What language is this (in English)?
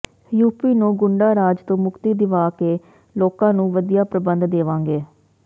Punjabi